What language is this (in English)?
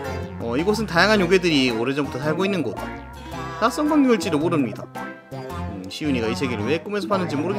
Korean